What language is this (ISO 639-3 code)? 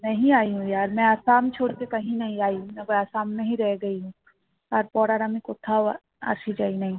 ben